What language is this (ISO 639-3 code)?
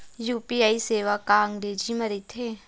hne